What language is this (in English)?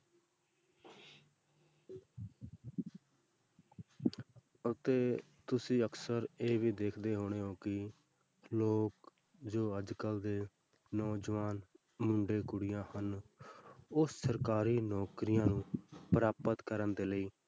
Punjabi